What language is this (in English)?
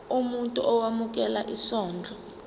Zulu